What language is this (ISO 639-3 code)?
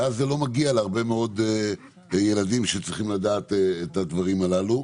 heb